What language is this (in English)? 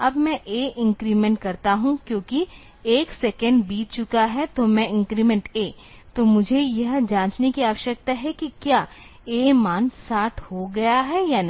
Hindi